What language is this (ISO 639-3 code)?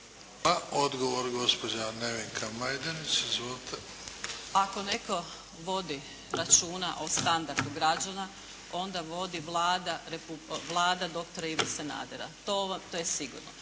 hrv